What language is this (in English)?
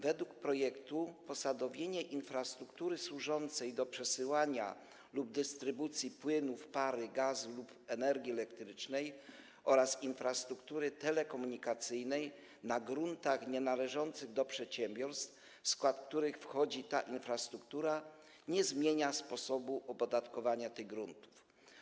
Polish